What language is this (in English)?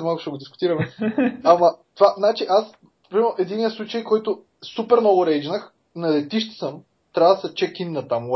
Bulgarian